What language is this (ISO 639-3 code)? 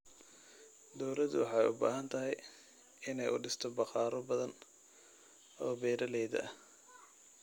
som